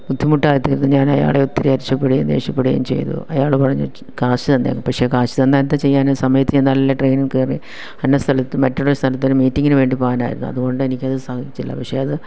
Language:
Malayalam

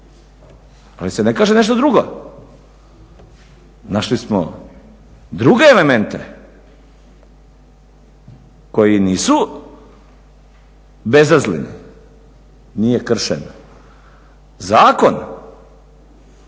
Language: Croatian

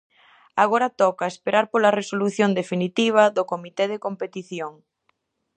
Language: Galician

